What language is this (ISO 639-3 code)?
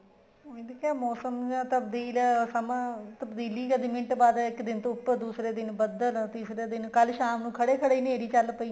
pan